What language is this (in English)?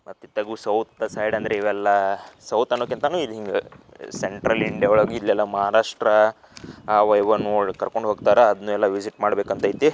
Kannada